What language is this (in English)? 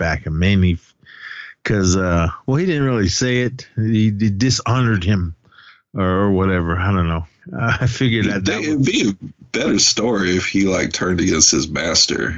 English